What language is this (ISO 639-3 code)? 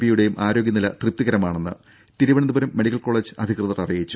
mal